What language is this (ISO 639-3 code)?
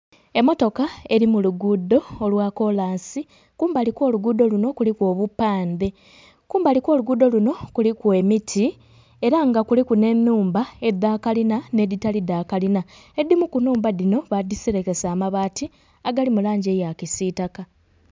xog